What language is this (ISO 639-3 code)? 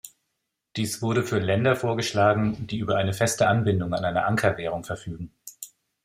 deu